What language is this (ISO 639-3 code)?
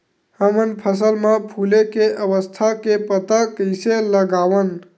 hne